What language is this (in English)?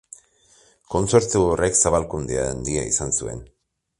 Basque